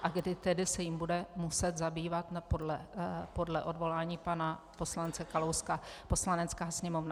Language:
Czech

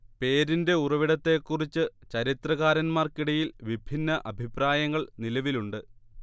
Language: Malayalam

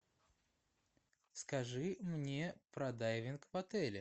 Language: Russian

